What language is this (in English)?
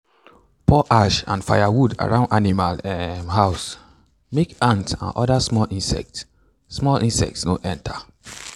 Nigerian Pidgin